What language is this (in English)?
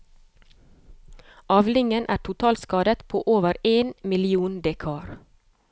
Norwegian